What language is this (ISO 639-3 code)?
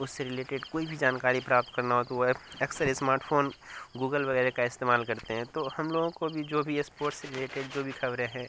urd